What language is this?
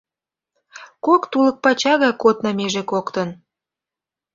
Mari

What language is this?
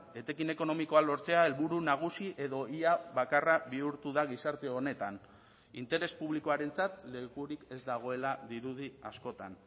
Basque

